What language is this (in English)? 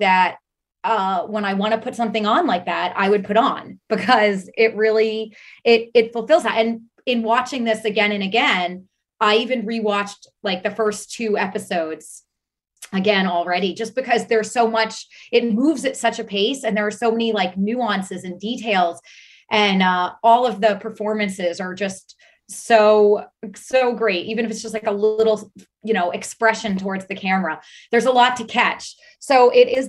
English